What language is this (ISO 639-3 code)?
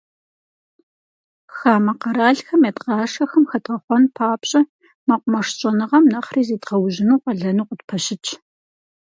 kbd